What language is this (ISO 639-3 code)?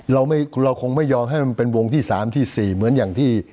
tha